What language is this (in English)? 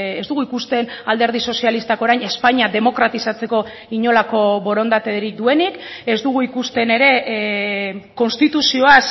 Basque